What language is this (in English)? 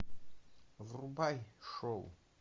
Russian